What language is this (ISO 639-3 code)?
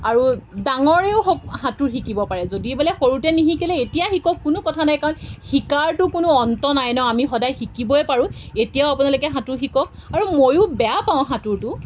asm